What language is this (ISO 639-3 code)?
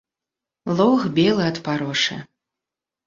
bel